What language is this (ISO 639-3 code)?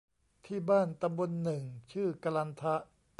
tha